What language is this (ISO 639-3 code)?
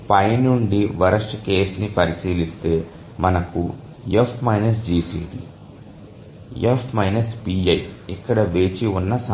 tel